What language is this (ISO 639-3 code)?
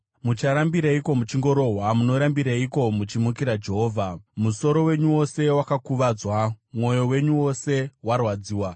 sna